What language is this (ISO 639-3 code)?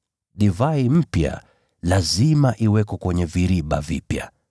swa